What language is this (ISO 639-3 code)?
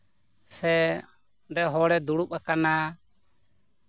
sat